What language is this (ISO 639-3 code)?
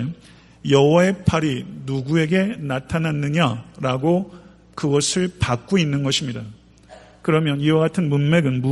kor